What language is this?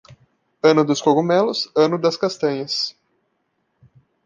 Portuguese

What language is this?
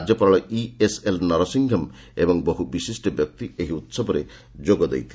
Odia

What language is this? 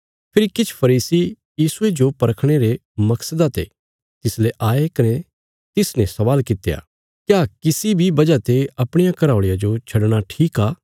Bilaspuri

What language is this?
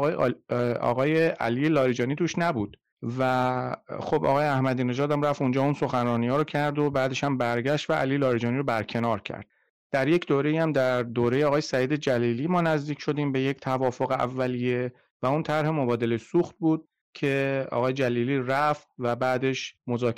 Persian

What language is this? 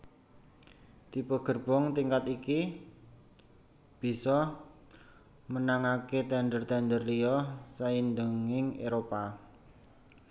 Javanese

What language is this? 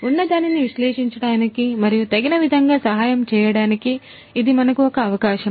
Telugu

